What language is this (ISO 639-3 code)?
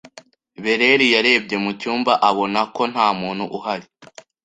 kin